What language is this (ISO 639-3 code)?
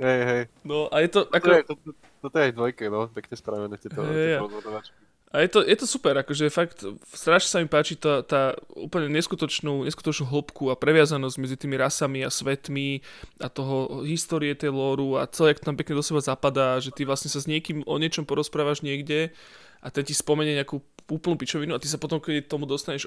slk